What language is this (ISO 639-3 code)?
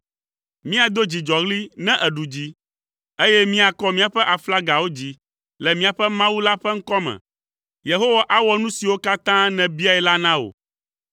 ewe